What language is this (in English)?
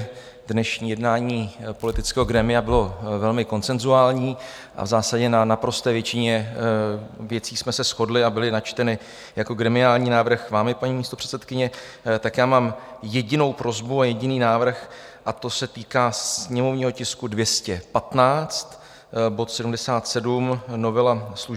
Czech